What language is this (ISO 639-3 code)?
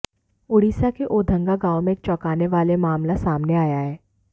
hin